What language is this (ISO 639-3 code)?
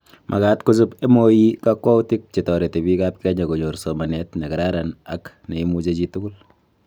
kln